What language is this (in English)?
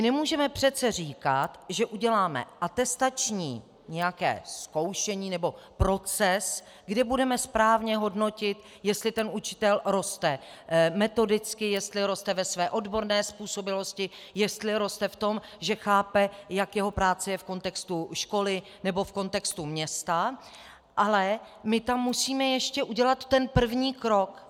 Czech